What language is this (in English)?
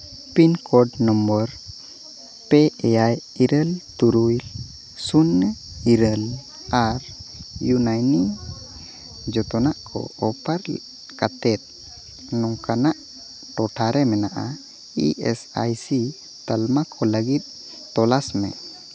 Santali